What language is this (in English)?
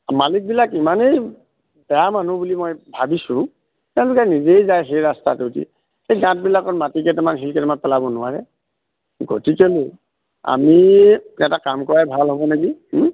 Assamese